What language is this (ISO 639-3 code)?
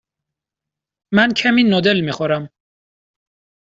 fas